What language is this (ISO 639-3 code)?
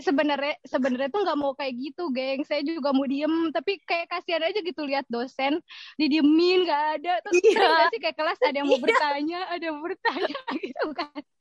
ind